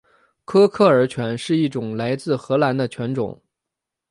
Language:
Chinese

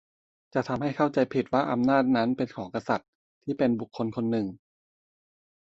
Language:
Thai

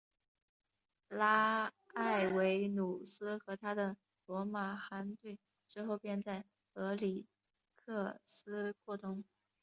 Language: Chinese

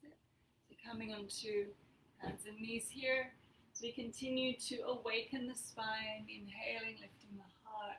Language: English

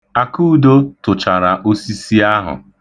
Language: Igbo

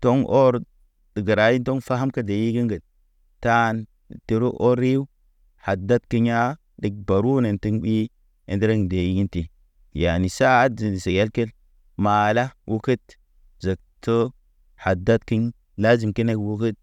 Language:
Naba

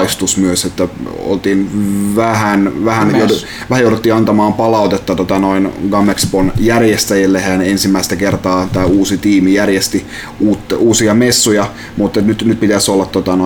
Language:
Finnish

